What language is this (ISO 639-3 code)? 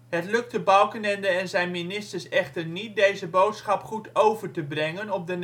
nld